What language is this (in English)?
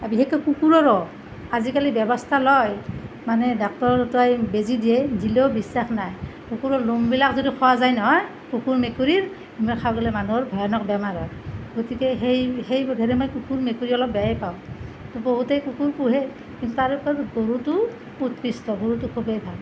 Assamese